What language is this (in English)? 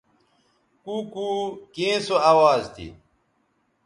Bateri